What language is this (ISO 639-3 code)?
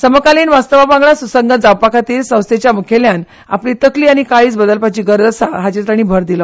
kok